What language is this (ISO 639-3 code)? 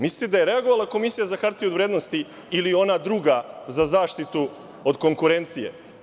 srp